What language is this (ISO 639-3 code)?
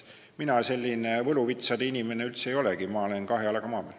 est